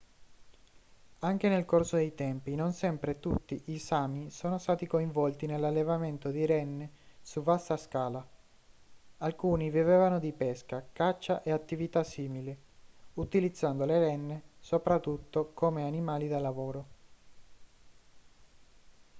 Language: Italian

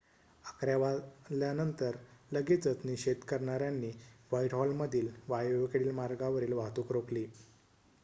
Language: Marathi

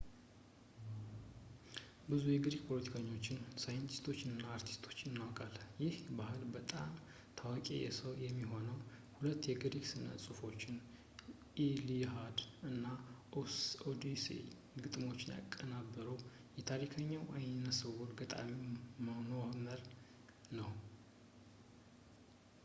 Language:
Amharic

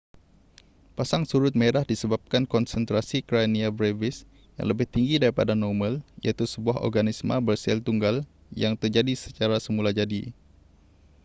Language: Malay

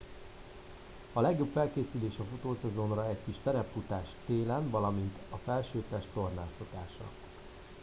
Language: Hungarian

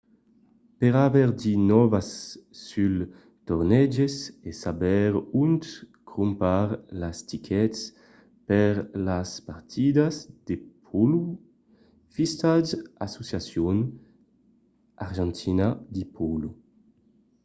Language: Occitan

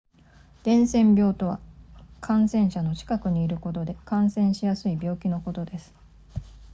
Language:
Japanese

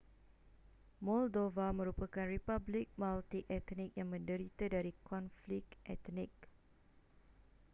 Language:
Malay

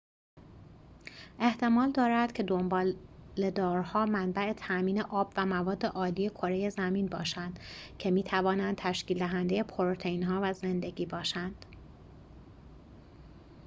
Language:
Persian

